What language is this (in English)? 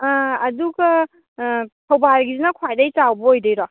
Manipuri